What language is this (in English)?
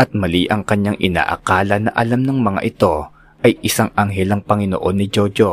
Filipino